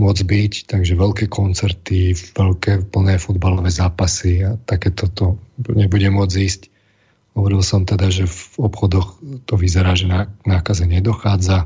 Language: Slovak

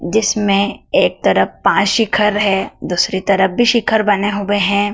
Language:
Hindi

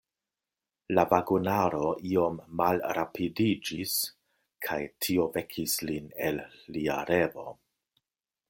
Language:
Esperanto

